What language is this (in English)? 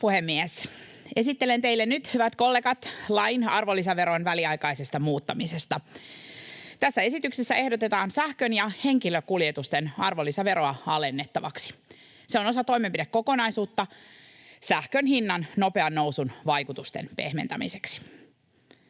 Finnish